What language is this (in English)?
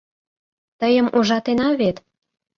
Mari